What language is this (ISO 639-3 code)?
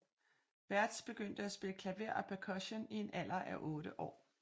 dan